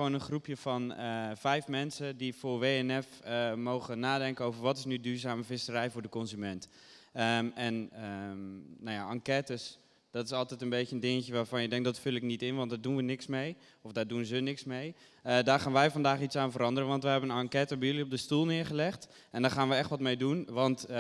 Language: Dutch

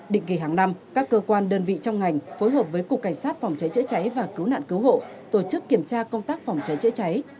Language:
Vietnamese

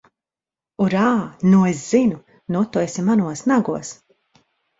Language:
Latvian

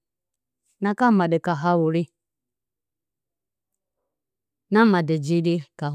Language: Bacama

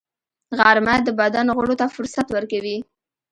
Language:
Pashto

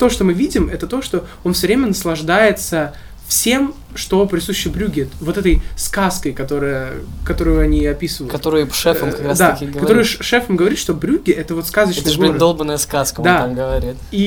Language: Russian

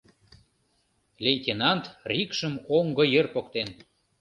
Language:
Mari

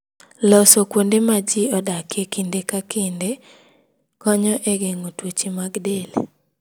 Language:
Luo (Kenya and Tanzania)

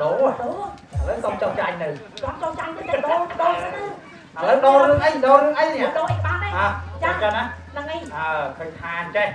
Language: Thai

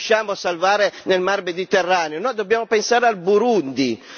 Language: Italian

